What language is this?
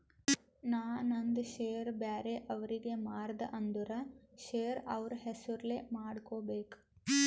Kannada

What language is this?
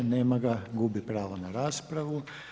Croatian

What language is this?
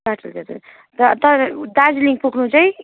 Nepali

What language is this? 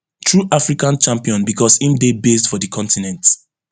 Nigerian Pidgin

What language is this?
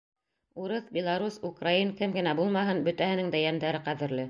Bashkir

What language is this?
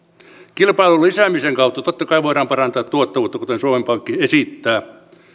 Finnish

